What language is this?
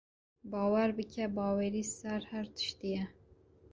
Kurdish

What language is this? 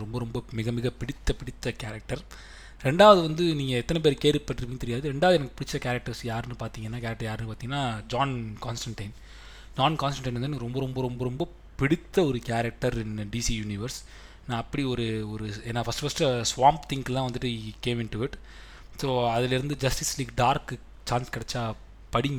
Tamil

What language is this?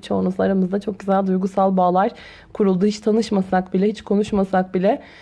Turkish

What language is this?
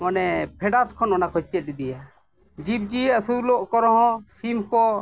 Santali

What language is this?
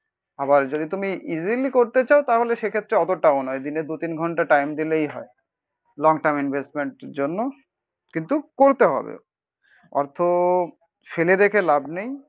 Bangla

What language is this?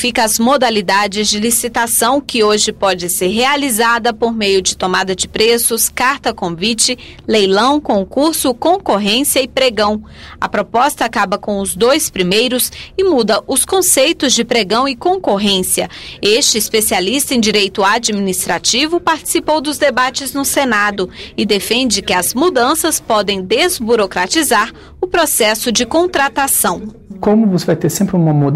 Portuguese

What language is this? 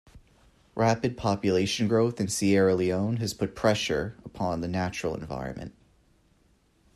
English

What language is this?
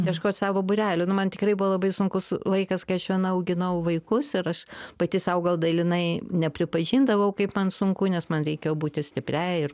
Lithuanian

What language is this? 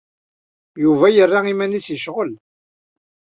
Kabyle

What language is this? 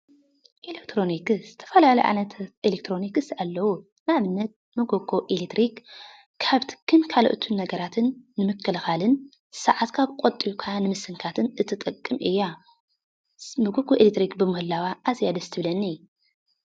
Tigrinya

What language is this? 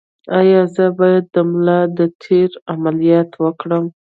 Pashto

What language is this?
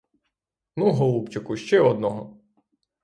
Ukrainian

